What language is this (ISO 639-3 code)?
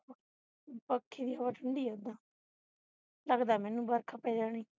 pan